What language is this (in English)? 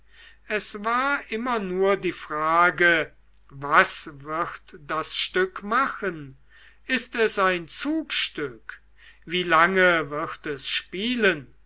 German